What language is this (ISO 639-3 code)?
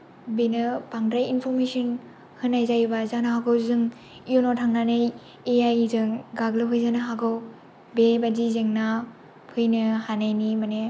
brx